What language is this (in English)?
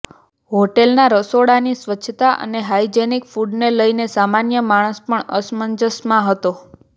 Gujarati